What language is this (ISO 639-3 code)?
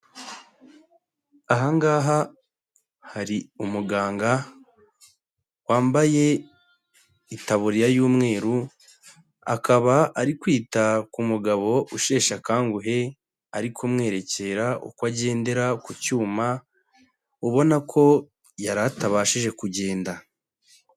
kin